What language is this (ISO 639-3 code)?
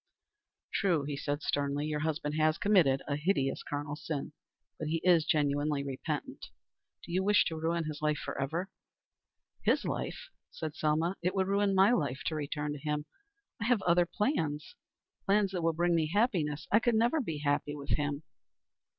eng